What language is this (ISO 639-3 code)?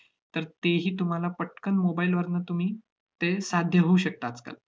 mar